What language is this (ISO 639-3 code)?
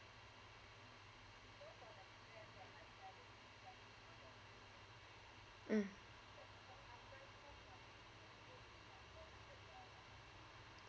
eng